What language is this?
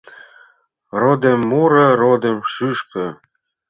Mari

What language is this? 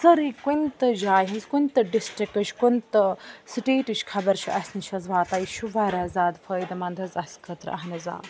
Kashmiri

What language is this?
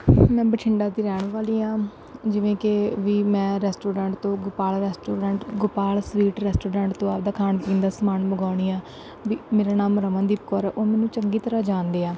Punjabi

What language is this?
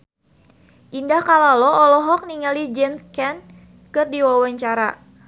Sundanese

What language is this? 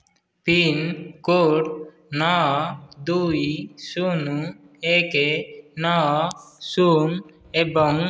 Odia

